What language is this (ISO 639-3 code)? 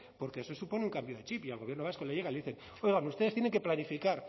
spa